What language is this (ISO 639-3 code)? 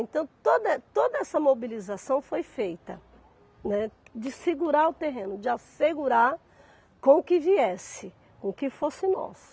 por